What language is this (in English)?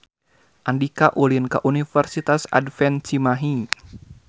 Sundanese